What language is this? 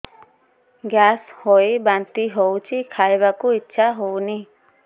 Odia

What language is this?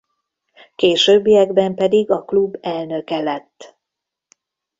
Hungarian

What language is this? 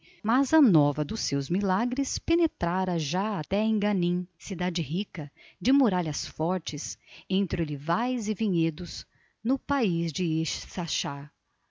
Portuguese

